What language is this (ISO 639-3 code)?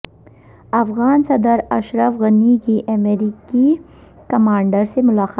urd